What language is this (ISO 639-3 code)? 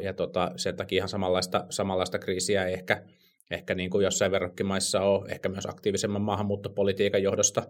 fin